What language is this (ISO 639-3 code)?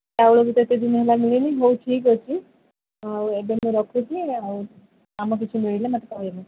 ori